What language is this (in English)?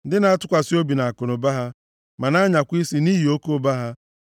Igbo